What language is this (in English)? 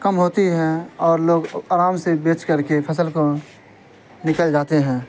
Urdu